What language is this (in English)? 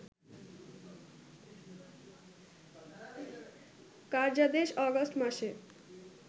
Bangla